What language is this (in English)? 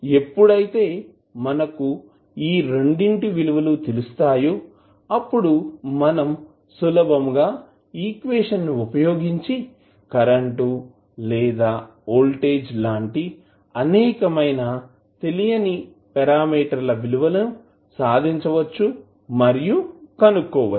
Telugu